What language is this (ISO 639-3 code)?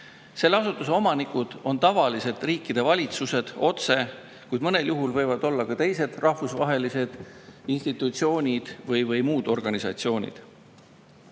est